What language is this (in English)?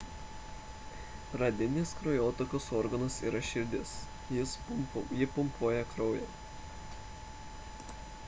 Lithuanian